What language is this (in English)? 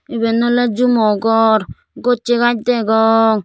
Chakma